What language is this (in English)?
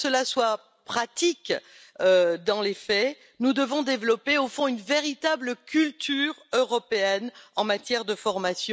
French